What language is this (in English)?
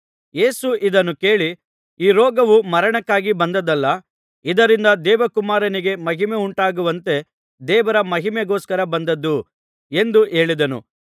Kannada